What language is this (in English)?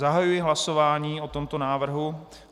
Czech